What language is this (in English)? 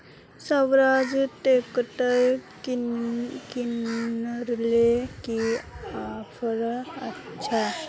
Magahi